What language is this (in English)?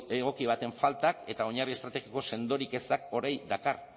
Basque